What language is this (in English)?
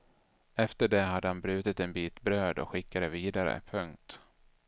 Swedish